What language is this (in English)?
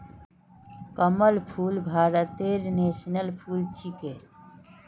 Magahi